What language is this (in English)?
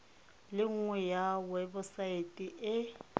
Tswana